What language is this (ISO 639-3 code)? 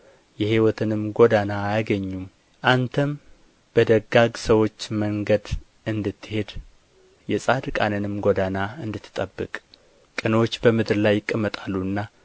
amh